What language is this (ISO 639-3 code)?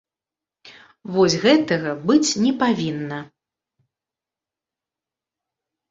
bel